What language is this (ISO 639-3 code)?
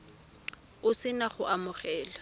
tsn